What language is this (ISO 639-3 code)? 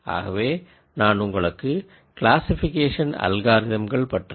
tam